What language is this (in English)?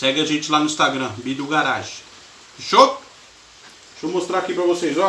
Portuguese